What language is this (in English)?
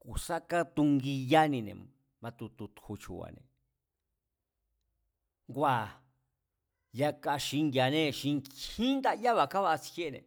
Mazatlán Mazatec